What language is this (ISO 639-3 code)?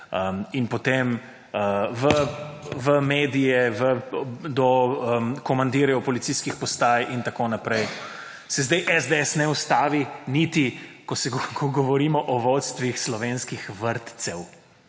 slv